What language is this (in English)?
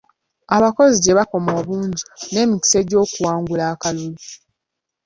Ganda